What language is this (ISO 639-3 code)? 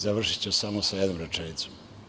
srp